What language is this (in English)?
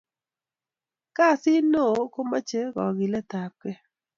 Kalenjin